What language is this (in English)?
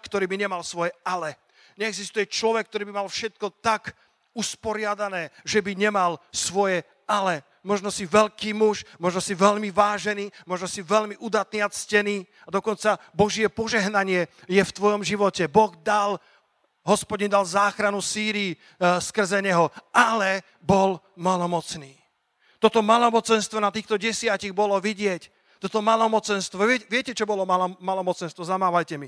Slovak